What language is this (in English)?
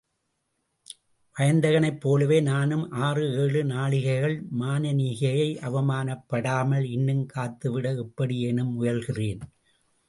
Tamil